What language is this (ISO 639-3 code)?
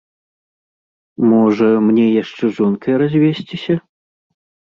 bel